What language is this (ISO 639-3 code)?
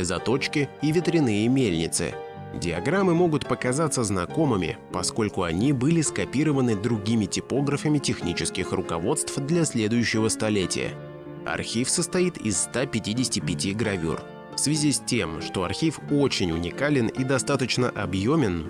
rus